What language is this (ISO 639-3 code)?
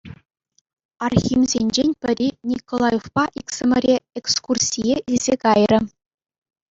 chv